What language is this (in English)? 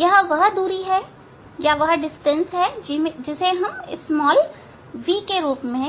Hindi